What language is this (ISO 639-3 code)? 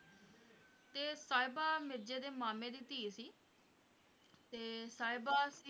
pan